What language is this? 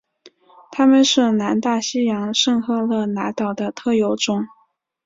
Chinese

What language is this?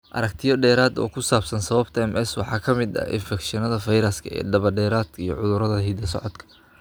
Somali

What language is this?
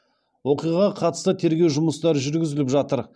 Kazakh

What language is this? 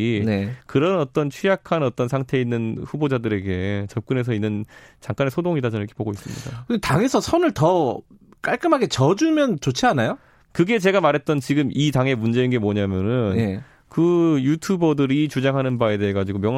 Korean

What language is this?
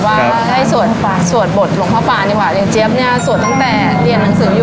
Thai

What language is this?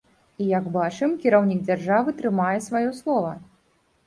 Belarusian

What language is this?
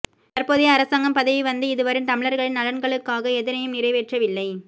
Tamil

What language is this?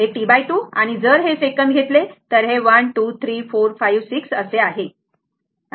Marathi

